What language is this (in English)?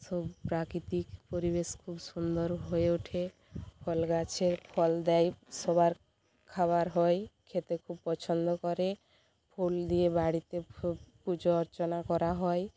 Bangla